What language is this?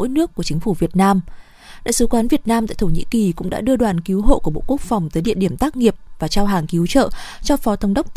Vietnamese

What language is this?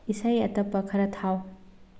Manipuri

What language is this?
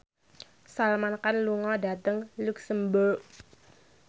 Javanese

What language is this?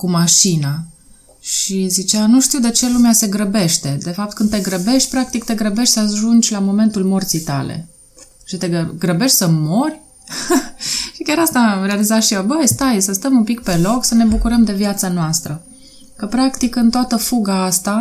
Romanian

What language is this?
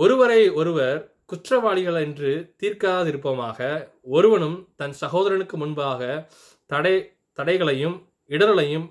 Tamil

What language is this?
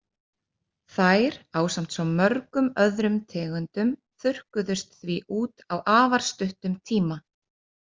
Icelandic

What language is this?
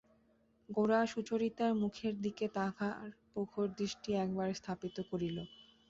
Bangla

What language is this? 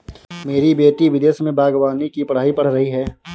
Hindi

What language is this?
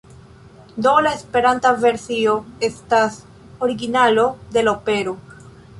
Esperanto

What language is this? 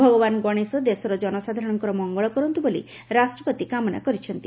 Odia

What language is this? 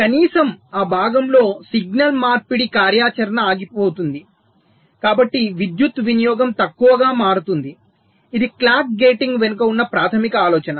Telugu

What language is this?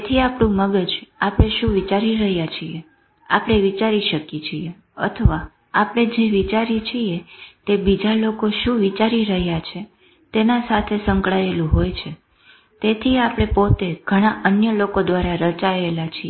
Gujarati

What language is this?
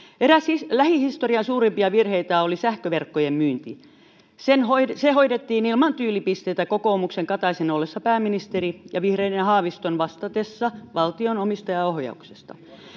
Finnish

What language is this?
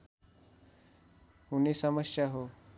Nepali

